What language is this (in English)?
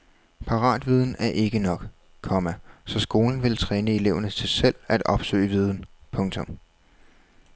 Danish